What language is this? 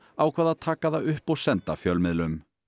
Icelandic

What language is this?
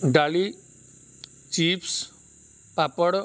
Odia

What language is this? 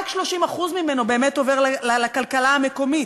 Hebrew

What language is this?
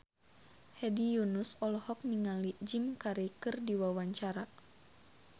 Sundanese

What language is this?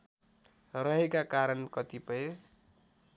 Nepali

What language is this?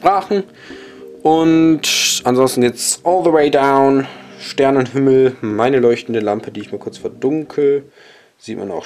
German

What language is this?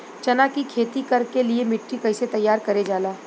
Bhojpuri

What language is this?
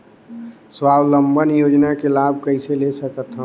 Chhattisgarhi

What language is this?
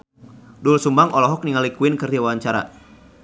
Sundanese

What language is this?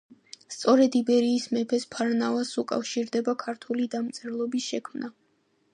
Georgian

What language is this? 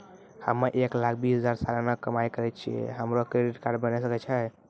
Maithili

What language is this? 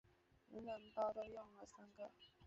Chinese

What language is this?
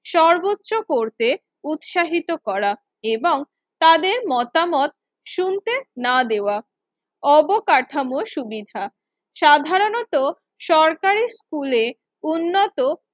Bangla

